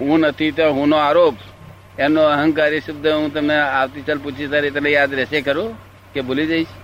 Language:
Gujarati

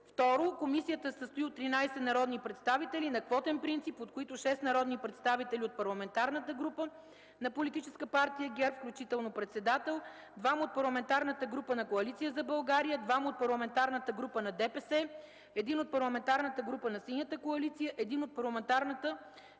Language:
Bulgarian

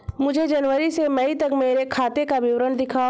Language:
Hindi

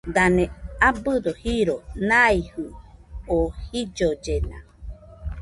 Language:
Nüpode Huitoto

